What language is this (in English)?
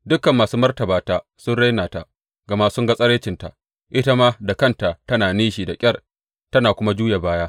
Hausa